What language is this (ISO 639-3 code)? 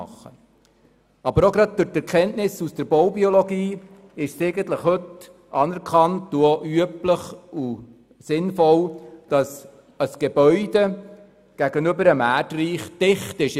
gsw